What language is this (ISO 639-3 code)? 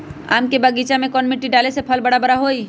mag